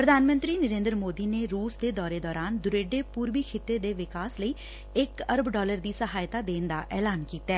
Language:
Punjabi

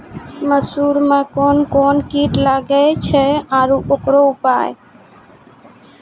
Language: Maithili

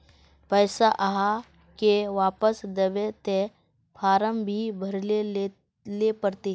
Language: Magahi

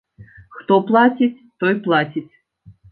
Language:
Belarusian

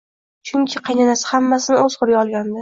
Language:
Uzbek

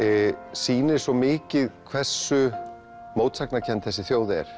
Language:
Icelandic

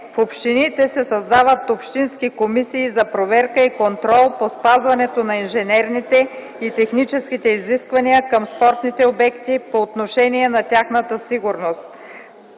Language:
Bulgarian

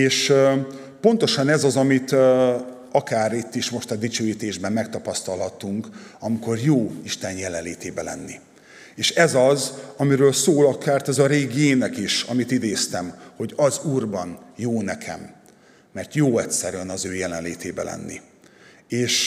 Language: Hungarian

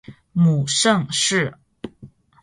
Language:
Chinese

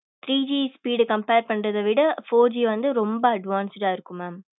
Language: Tamil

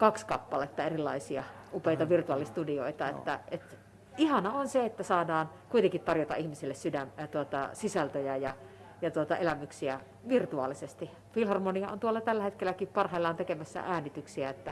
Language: Finnish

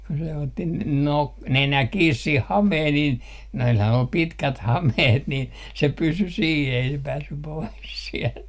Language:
Finnish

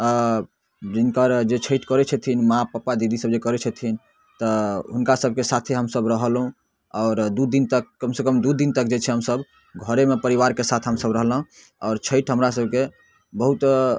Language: Maithili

